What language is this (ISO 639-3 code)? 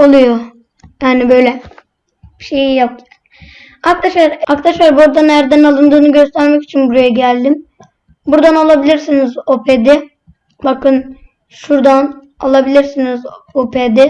tur